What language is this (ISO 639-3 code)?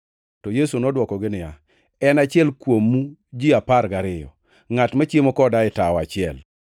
luo